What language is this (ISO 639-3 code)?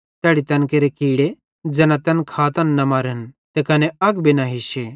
bhd